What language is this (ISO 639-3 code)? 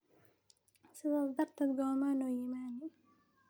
som